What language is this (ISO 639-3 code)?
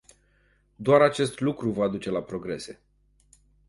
ron